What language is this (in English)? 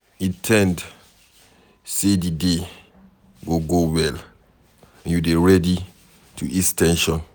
Nigerian Pidgin